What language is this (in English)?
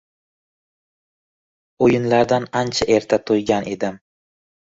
Uzbek